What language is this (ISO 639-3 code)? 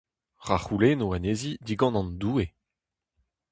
bre